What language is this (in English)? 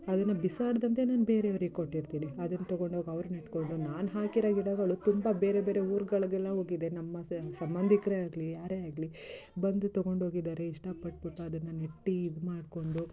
Kannada